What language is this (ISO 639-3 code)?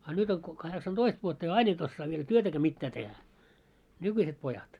fin